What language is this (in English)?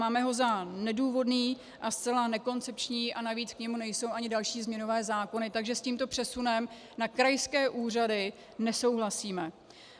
Czech